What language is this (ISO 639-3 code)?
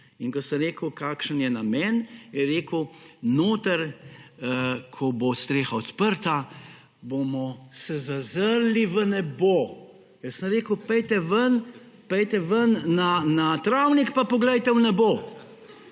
slv